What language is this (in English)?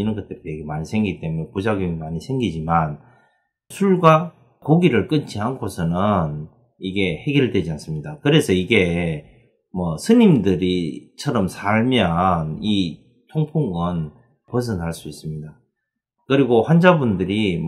Korean